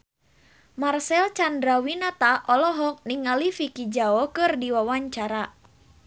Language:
Sundanese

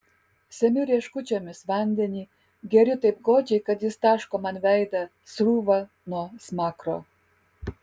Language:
Lithuanian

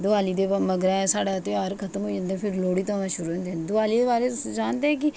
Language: Dogri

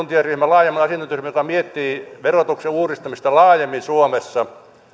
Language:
Finnish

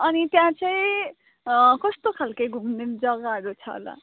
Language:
Nepali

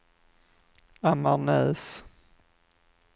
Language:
Swedish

